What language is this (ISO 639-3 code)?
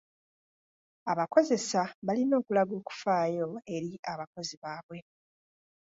lug